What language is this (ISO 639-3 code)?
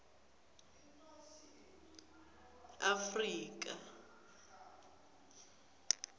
ssw